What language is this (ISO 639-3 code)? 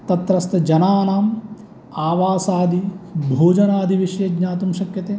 san